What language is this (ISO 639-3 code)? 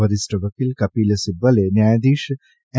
guj